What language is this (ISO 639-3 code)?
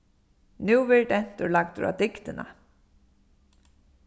fao